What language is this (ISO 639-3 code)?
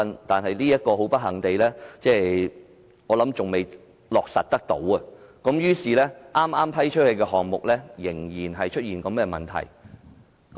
yue